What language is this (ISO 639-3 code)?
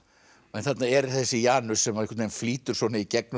isl